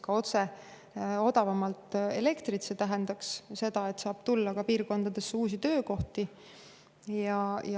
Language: Estonian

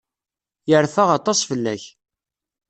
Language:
Kabyle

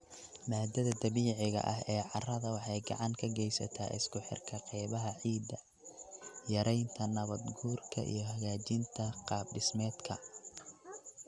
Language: Somali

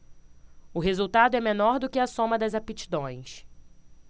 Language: Portuguese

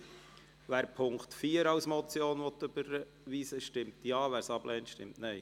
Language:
Swiss German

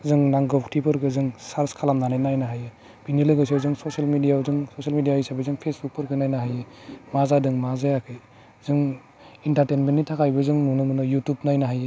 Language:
Bodo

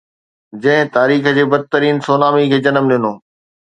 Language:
Sindhi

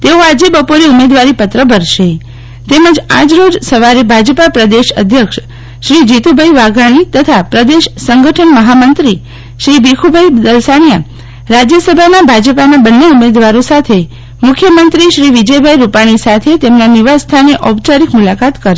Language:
Gujarati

